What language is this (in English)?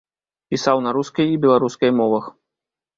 Belarusian